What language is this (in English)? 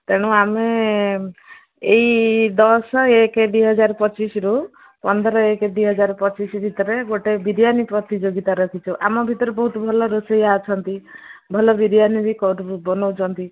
Odia